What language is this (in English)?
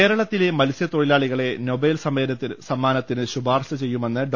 Malayalam